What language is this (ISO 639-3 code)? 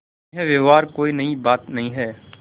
hin